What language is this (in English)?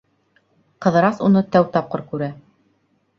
Bashkir